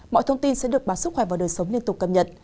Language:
Vietnamese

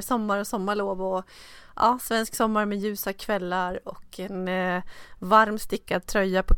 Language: Swedish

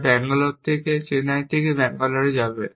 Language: Bangla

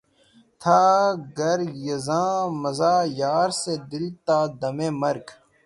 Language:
Urdu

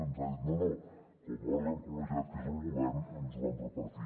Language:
Catalan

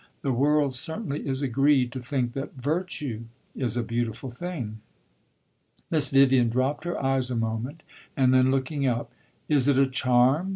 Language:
English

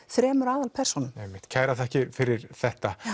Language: Icelandic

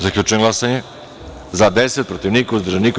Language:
Serbian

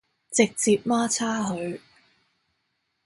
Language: Cantonese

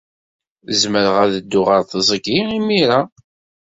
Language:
Kabyle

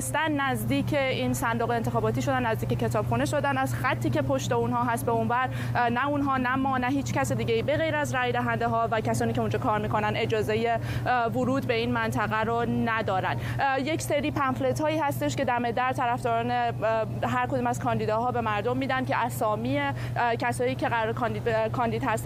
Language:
Persian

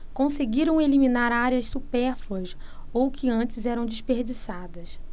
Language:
Portuguese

